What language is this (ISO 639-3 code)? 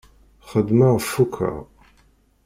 kab